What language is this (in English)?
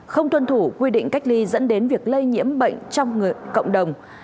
Vietnamese